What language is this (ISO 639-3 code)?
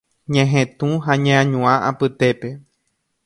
grn